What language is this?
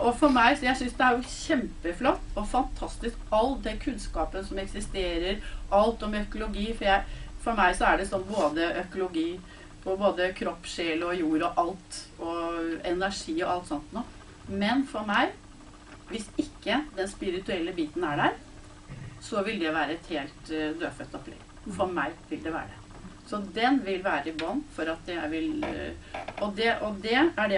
Norwegian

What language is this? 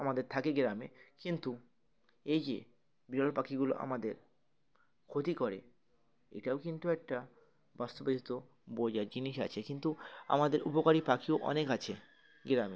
Bangla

